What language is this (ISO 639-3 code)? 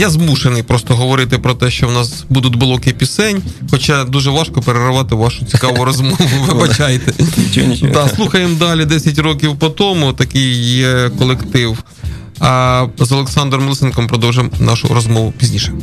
ukr